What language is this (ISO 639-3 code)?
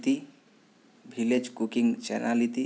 san